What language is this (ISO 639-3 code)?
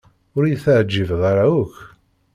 kab